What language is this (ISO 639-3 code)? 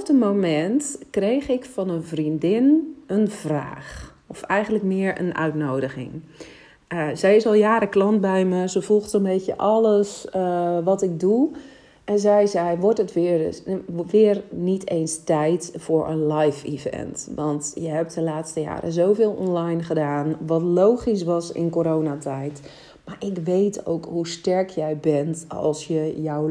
nld